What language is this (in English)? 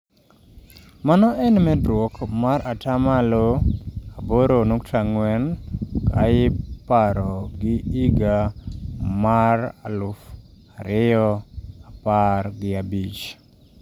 Luo (Kenya and Tanzania)